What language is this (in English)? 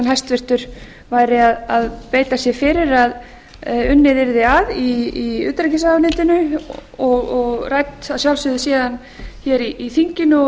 Icelandic